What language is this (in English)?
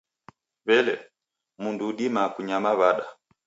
Taita